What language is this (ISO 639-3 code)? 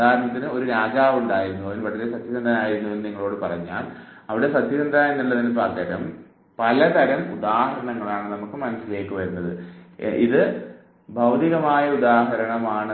mal